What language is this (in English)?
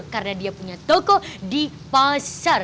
Indonesian